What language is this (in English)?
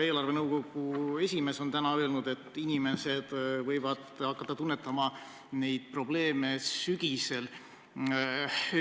Estonian